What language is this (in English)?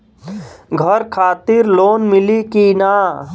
Bhojpuri